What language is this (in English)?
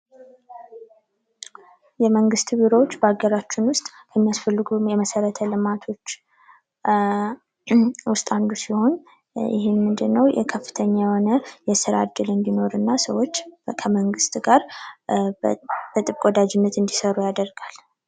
Amharic